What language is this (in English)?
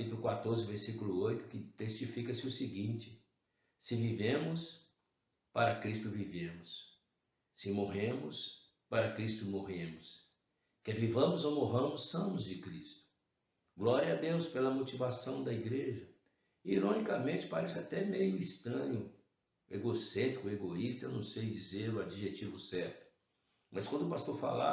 Portuguese